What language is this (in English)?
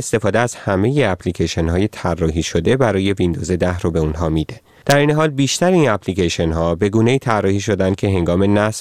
Persian